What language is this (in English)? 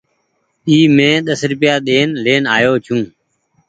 Goaria